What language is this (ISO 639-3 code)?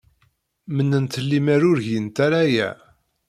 kab